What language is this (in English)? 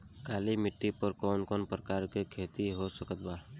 Bhojpuri